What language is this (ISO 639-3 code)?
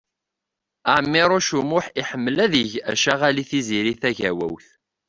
kab